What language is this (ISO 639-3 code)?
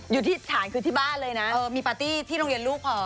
tha